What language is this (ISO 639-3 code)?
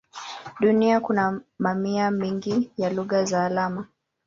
swa